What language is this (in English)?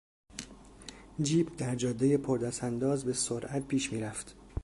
Persian